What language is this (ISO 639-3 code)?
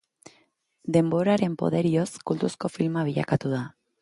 eus